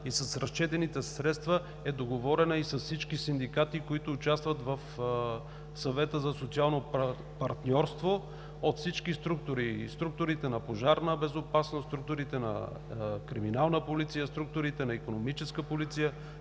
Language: Bulgarian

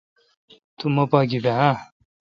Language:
Kalkoti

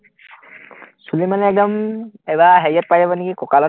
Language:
Assamese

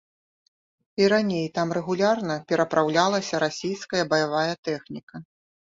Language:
Belarusian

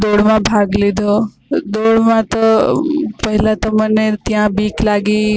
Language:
Gujarati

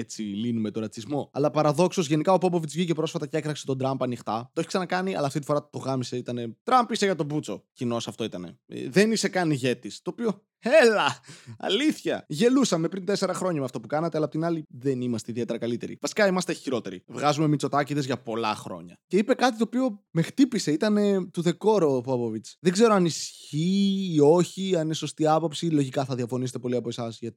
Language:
Greek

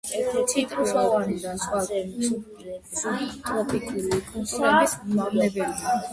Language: Georgian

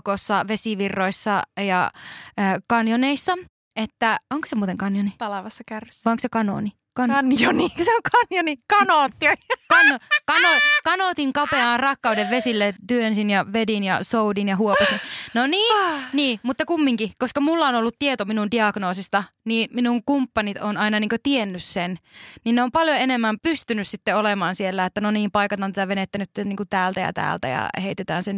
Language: Finnish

